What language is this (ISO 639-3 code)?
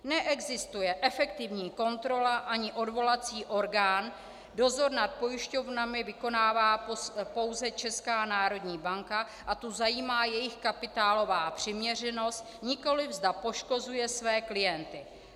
ces